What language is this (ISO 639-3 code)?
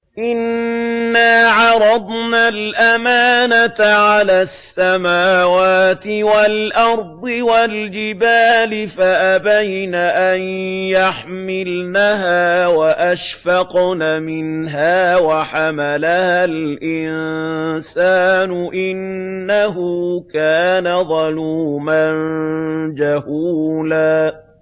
ara